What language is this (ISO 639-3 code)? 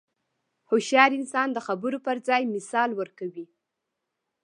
pus